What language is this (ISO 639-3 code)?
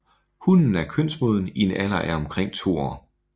dan